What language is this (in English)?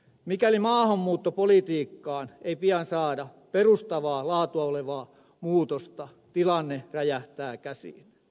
Finnish